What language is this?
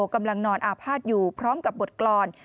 Thai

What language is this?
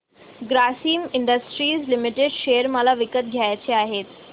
Marathi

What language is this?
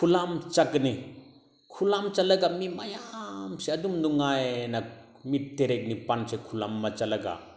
Manipuri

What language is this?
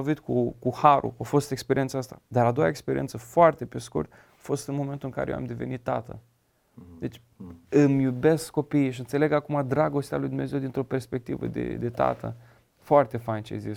Romanian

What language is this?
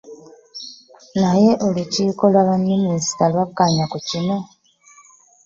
Ganda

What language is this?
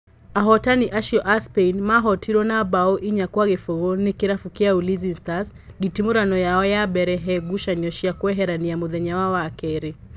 Kikuyu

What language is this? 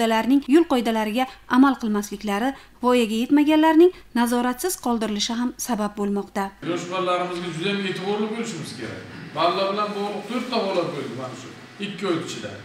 Russian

